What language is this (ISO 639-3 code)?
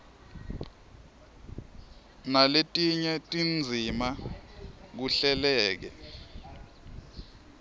ssw